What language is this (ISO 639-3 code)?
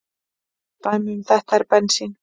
isl